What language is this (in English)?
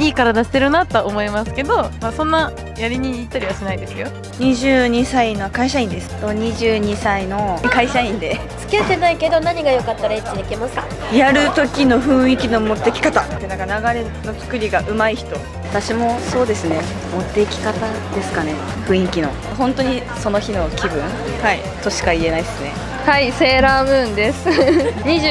Japanese